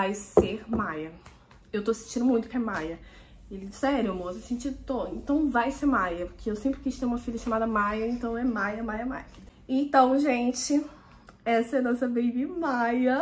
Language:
Portuguese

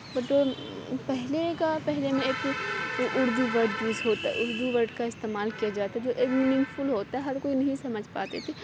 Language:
Urdu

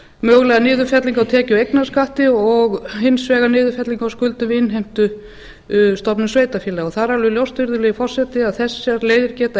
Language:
Icelandic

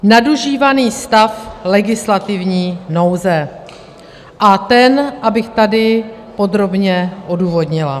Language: Czech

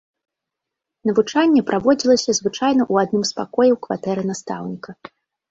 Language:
Belarusian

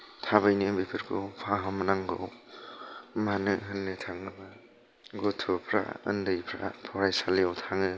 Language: Bodo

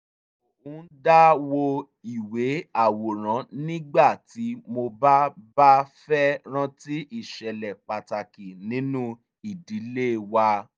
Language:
Yoruba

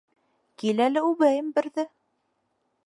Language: Bashkir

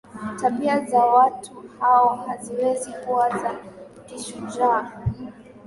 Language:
Swahili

